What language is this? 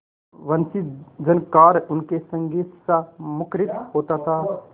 Hindi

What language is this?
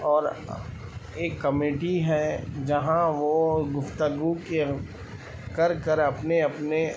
Urdu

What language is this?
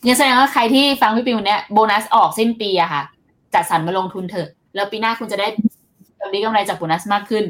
Thai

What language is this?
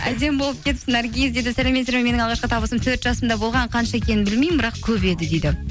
Kazakh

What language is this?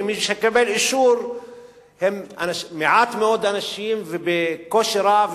Hebrew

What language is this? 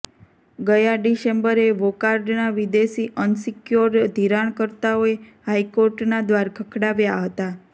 Gujarati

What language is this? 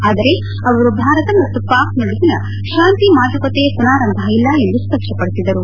Kannada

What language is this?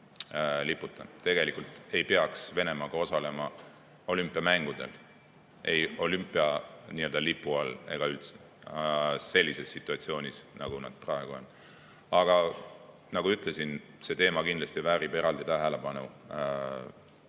Estonian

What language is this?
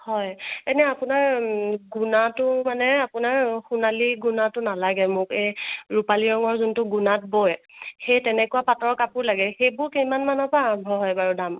Assamese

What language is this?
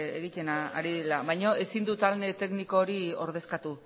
Basque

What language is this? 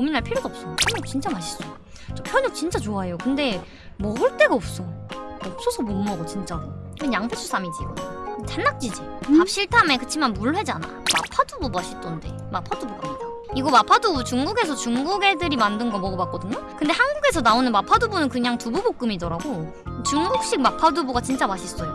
Korean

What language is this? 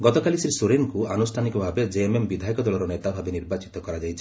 Odia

